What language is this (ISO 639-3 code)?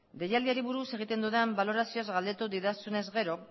eus